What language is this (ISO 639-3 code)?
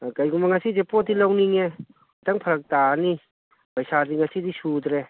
mni